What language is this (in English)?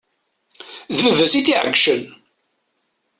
Kabyle